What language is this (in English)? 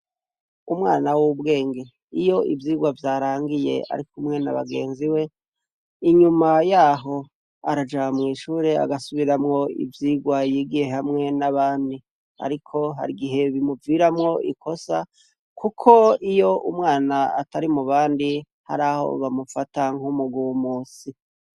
Rundi